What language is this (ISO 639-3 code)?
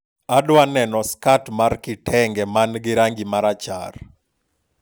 luo